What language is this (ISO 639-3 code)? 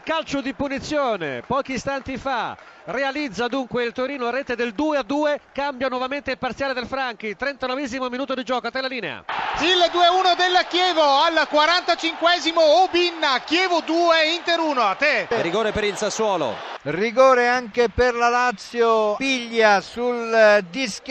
ita